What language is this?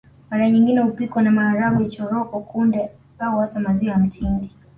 Swahili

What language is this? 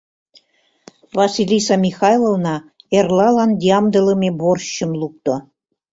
Mari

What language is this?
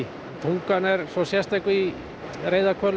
Icelandic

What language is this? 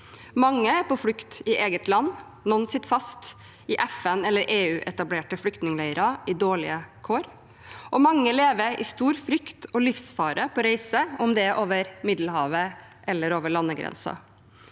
Norwegian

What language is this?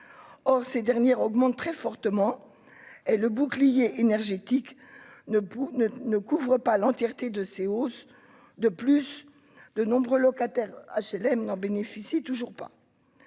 French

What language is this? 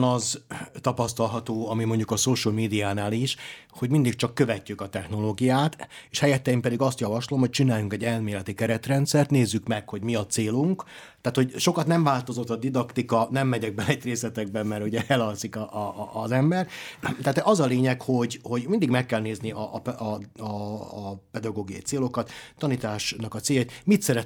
Hungarian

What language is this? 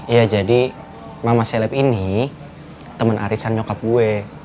Indonesian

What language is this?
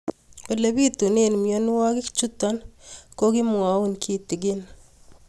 Kalenjin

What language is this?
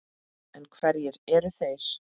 Icelandic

